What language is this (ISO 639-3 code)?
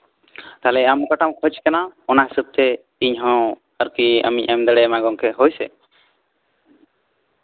sat